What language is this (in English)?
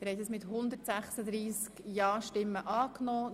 Swiss German